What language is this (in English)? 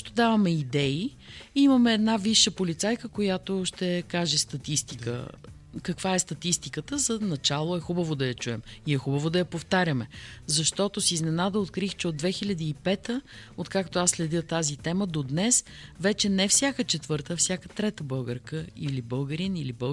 Bulgarian